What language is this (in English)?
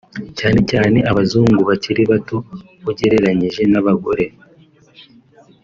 Kinyarwanda